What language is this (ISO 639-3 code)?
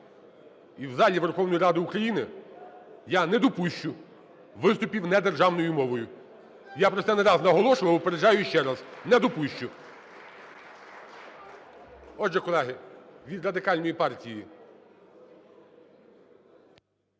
ukr